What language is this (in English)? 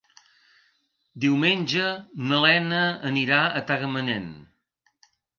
Catalan